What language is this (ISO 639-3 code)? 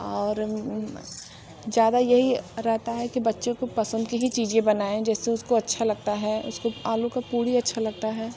hin